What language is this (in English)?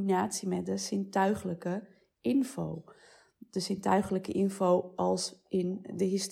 Dutch